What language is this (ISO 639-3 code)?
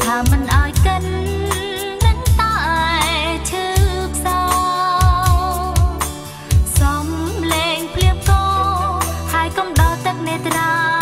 tha